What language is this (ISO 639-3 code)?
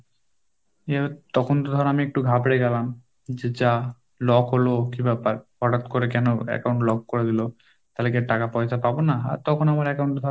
ben